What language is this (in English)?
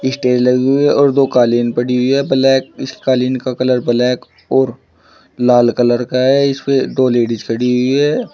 Hindi